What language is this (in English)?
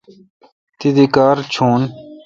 Kalkoti